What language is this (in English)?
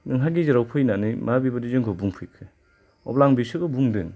Bodo